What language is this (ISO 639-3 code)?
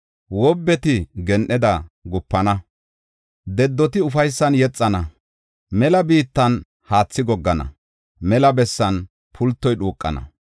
gof